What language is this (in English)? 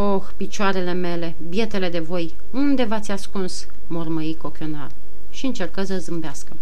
Romanian